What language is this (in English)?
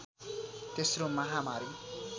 Nepali